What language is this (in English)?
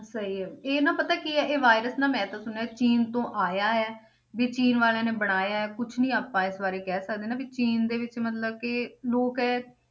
Punjabi